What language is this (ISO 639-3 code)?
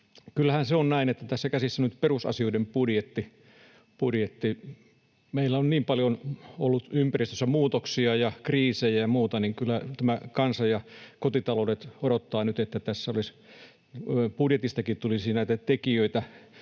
fin